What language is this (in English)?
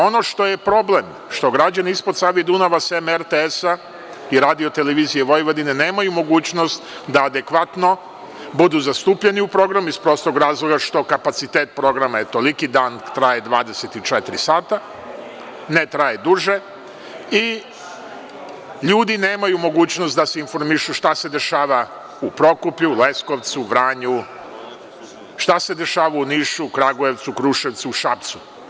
Serbian